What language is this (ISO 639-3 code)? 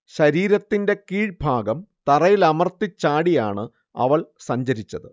mal